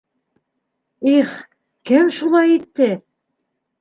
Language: Bashkir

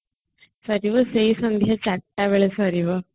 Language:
Odia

